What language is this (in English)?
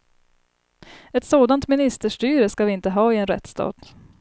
Swedish